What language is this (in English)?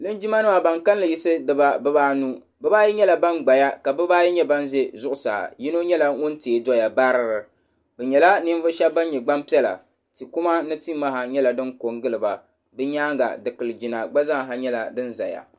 Dagbani